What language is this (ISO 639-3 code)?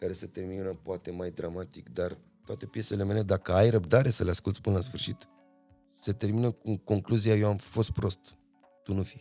ron